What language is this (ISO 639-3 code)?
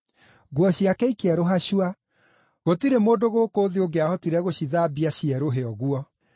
kik